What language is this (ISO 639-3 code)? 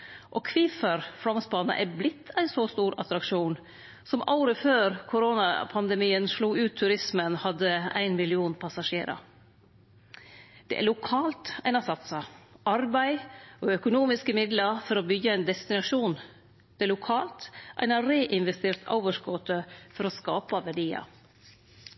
nno